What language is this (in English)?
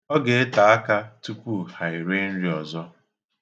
Igbo